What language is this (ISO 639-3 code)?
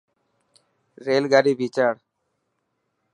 mki